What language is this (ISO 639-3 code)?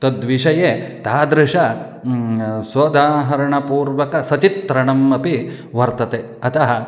san